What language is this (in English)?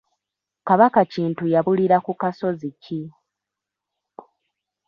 Ganda